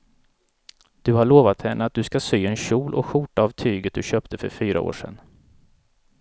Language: Swedish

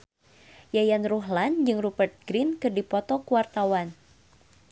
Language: Sundanese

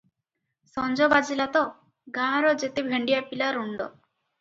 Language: Odia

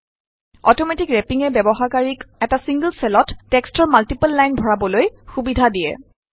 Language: Assamese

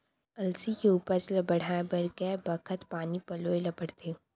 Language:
Chhattisgarhi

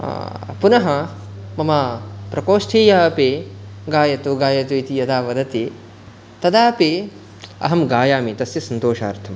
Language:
Sanskrit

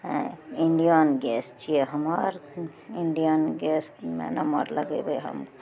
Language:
Maithili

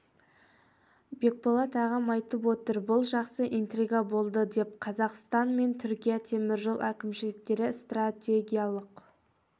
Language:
Kazakh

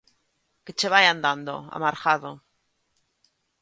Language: Galician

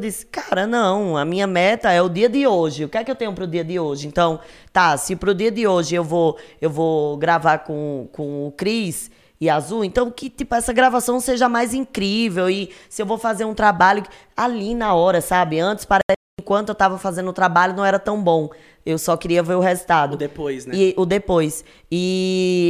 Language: Portuguese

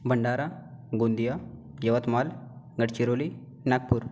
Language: Marathi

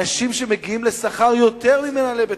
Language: Hebrew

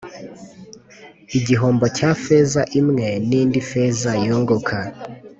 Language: Kinyarwanda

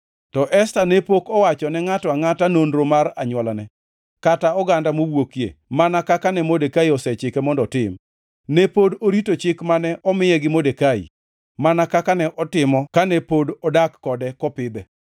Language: Luo (Kenya and Tanzania)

